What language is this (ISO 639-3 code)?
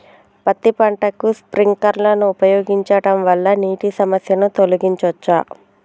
tel